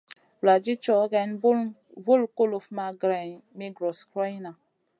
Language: Masana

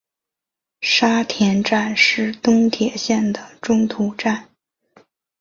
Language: Chinese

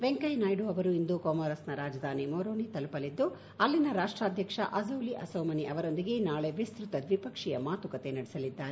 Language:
Kannada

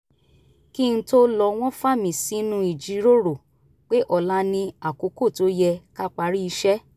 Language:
Yoruba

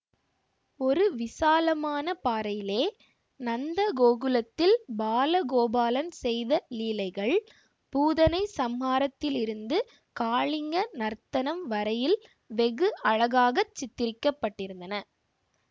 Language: Tamil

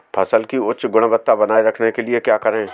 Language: Hindi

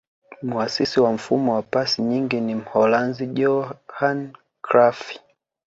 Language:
Swahili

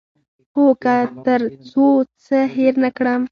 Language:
Pashto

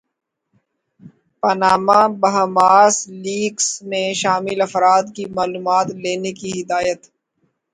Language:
Urdu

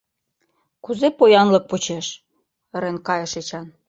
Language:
Mari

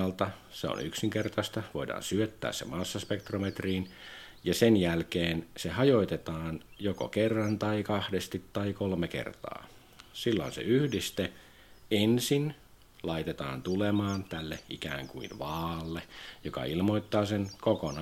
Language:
Finnish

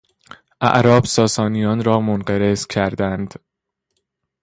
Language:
Persian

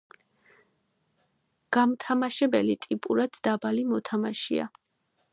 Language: Georgian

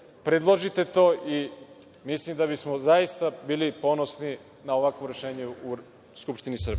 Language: Serbian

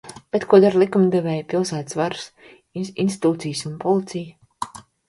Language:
Latvian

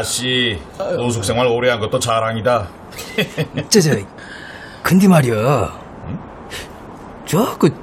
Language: Korean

